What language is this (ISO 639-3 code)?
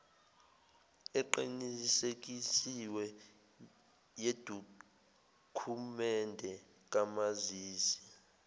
zul